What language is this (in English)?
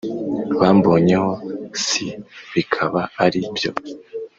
Kinyarwanda